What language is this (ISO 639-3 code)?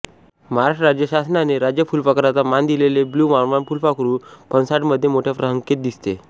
mar